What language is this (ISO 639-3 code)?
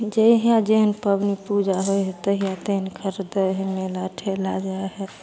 mai